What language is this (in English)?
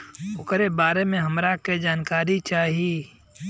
Bhojpuri